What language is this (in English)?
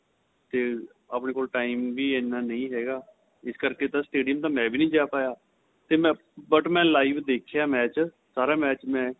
Punjabi